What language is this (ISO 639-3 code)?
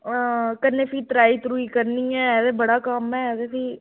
doi